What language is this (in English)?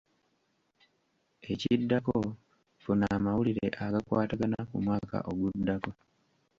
Ganda